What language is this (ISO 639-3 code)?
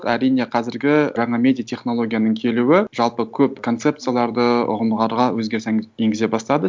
kaz